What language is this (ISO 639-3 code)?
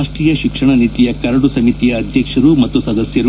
kan